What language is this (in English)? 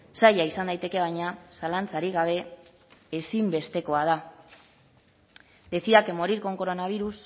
Basque